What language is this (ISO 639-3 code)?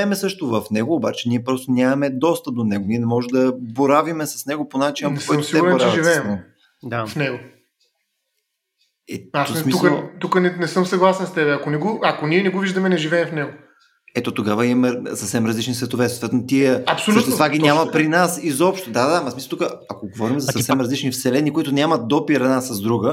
bul